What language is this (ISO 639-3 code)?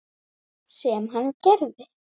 isl